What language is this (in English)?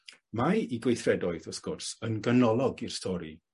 Welsh